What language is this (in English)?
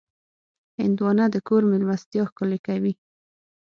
Pashto